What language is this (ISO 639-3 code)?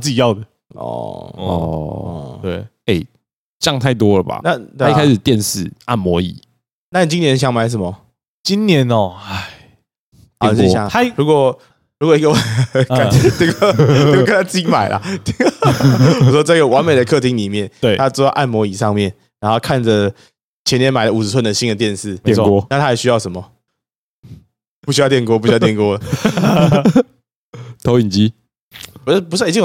zho